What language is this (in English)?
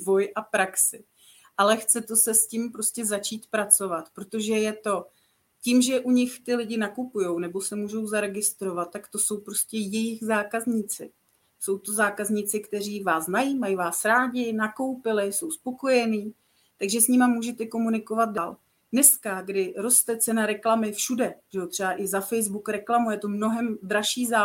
Czech